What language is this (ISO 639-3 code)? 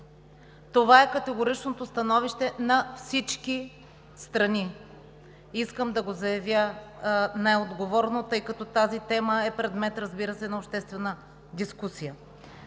bul